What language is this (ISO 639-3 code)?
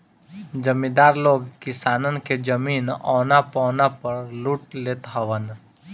bho